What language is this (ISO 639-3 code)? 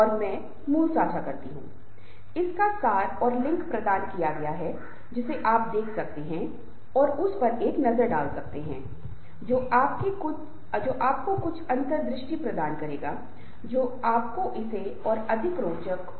hin